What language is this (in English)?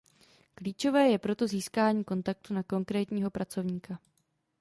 Czech